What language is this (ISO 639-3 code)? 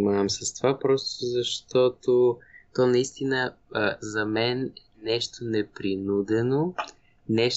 bul